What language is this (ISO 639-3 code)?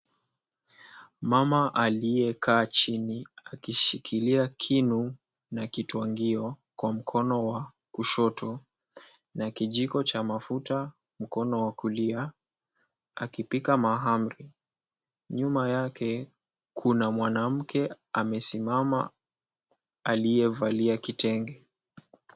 swa